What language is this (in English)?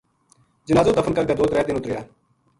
Gujari